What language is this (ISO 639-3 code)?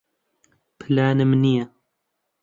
ckb